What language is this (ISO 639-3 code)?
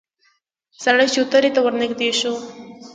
pus